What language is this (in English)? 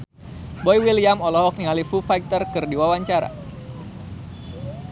Sundanese